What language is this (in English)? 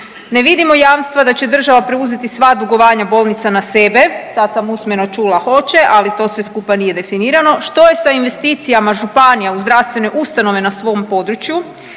Croatian